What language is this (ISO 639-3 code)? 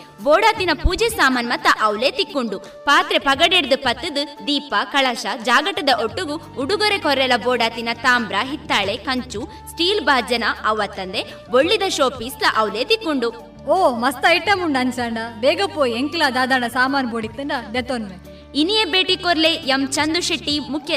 kan